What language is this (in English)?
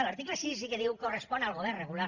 Catalan